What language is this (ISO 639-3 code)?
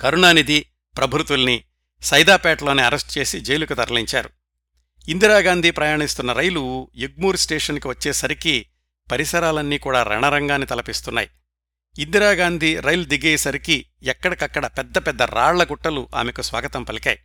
tel